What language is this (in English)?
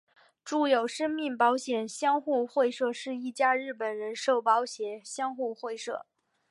Chinese